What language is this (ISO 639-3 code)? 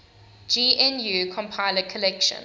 eng